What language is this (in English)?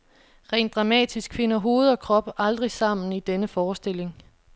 Danish